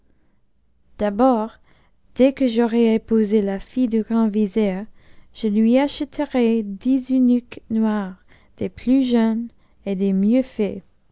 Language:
French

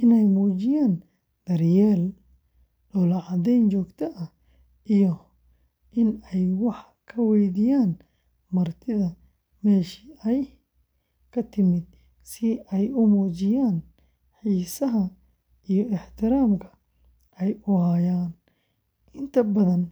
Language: Somali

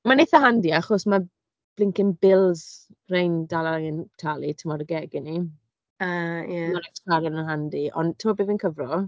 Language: Welsh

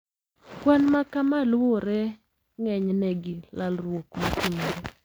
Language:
Luo (Kenya and Tanzania)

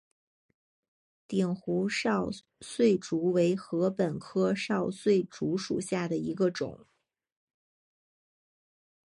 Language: Chinese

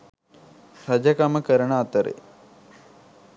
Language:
Sinhala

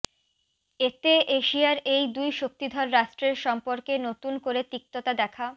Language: Bangla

